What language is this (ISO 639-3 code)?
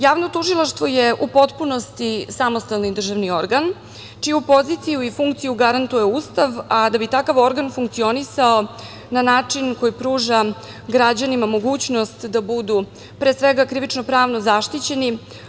srp